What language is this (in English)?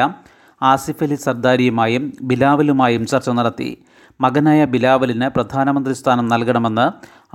Malayalam